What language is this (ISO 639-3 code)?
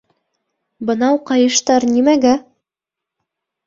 bak